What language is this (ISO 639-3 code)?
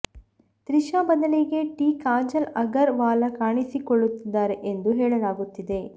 kan